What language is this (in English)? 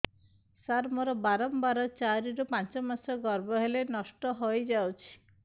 Odia